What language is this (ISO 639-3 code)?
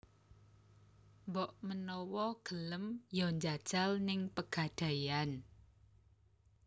jav